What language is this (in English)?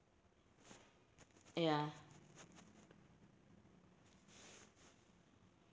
English